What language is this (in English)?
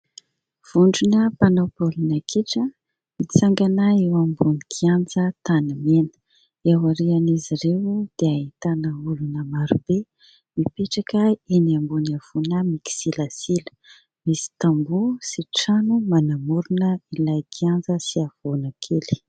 Malagasy